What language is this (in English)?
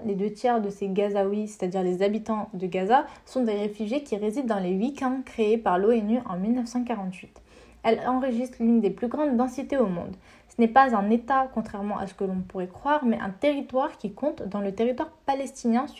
French